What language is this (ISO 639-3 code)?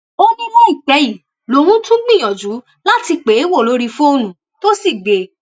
yor